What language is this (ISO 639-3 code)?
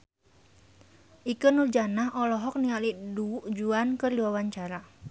sun